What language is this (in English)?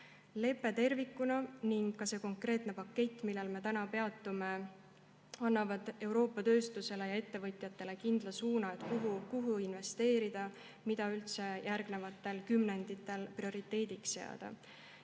Estonian